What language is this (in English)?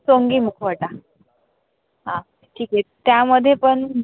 Marathi